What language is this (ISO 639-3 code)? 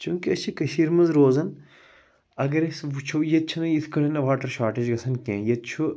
kas